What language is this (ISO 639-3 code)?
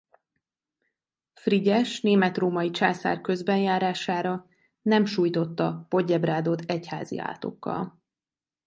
hun